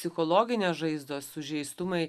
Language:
Lithuanian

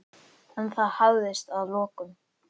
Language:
Icelandic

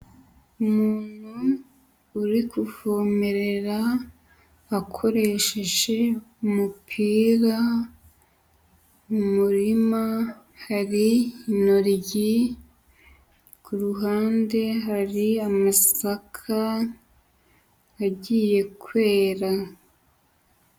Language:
Kinyarwanda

